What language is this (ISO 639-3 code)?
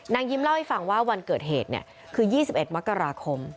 tha